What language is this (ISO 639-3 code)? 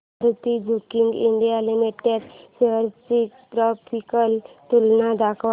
mar